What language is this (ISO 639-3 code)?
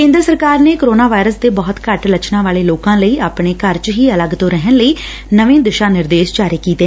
pan